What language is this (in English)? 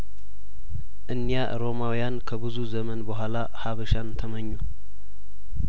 Amharic